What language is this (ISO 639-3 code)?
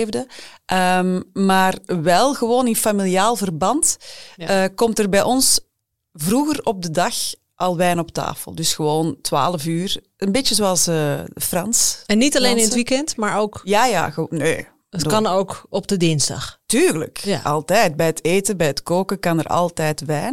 nld